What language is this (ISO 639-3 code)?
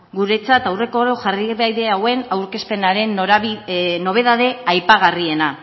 eus